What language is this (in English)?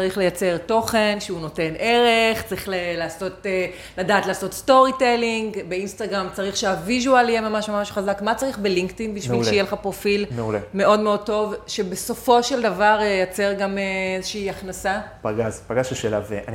Hebrew